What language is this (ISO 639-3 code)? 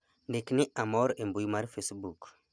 luo